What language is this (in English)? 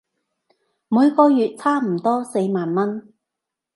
Cantonese